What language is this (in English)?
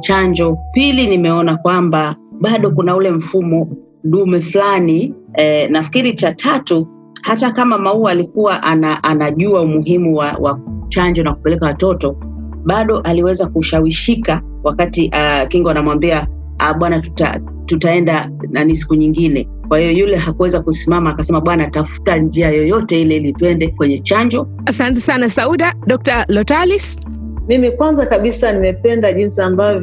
Swahili